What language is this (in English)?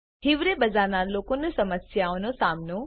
Gujarati